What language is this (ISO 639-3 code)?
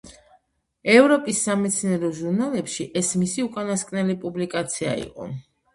kat